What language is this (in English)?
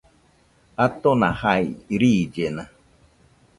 Nüpode Huitoto